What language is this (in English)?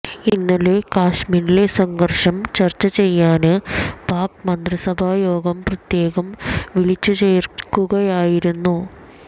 Malayalam